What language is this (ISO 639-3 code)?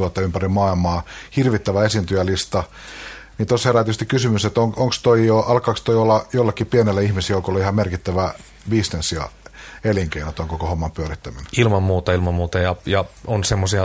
fin